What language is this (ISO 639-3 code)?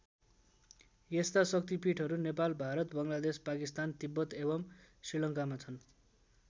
nep